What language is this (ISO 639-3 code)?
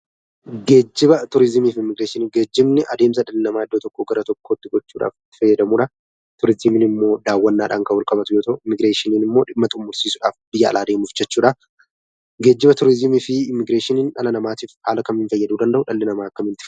orm